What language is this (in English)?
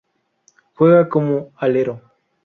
Spanish